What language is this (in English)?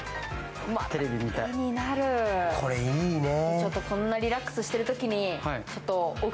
Japanese